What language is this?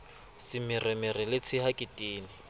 Southern Sotho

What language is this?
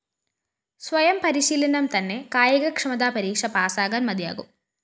Malayalam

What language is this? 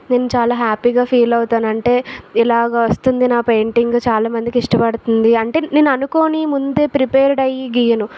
Telugu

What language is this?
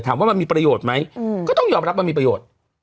Thai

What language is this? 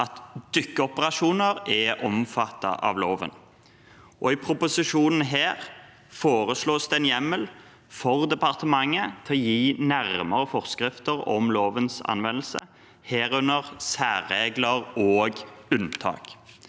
Norwegian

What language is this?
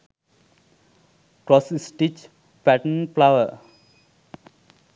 Sinhala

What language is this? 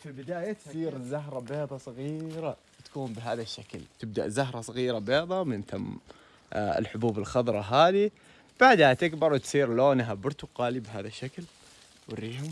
Arabic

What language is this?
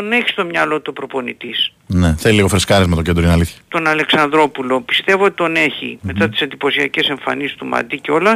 Greek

